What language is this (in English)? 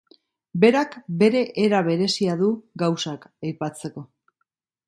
Basque